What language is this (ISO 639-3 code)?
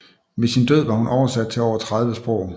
dan